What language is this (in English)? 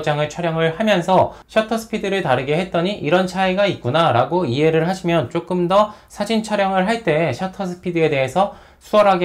Korean